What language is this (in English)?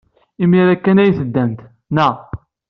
Kabyle